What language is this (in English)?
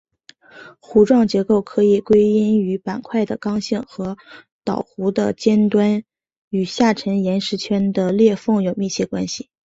Chinese